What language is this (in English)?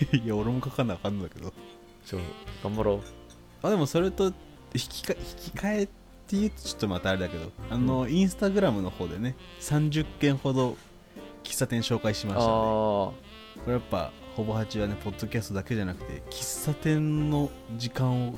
Japanese